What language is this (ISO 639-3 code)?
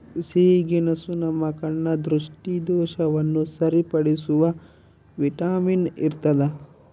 kan